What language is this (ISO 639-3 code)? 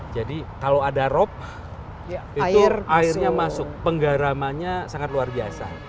ind